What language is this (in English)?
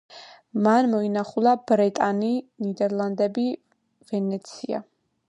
Georgian